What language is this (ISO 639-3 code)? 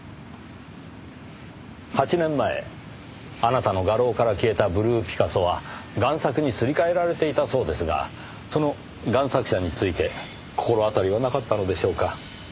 jpn